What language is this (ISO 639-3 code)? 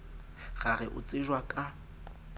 sot